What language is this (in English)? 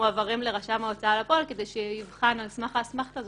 Hebrew